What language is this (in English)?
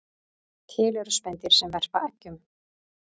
Icelandic